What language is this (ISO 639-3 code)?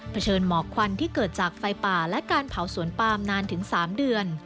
tha